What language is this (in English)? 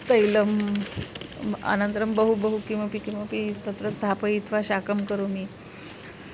Sanskrit